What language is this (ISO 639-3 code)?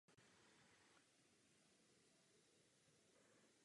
ces